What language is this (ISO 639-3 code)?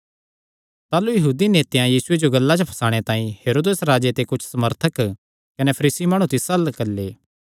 xnr